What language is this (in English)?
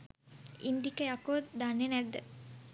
Sinhala